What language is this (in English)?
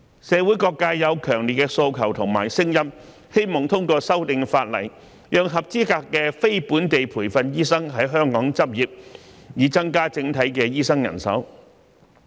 Cantonese